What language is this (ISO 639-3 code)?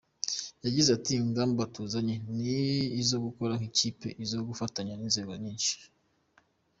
kin